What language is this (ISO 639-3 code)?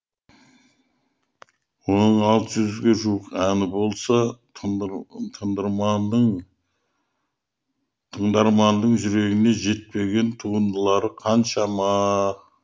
kaz